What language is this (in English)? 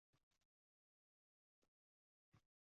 Uzbek